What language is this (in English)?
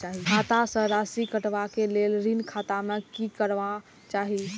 Maithili